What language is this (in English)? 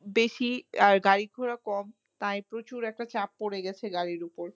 Bangla